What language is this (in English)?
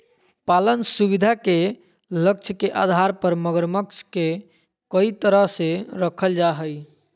Magahi